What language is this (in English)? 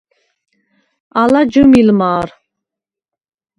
Svan